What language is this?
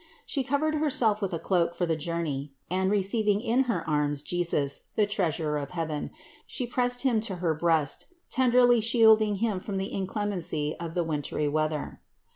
English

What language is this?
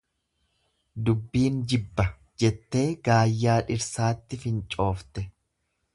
Oromo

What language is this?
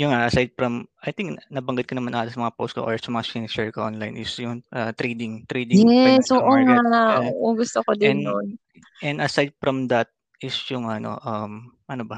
Filipino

